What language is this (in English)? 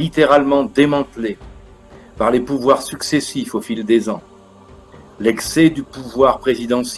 French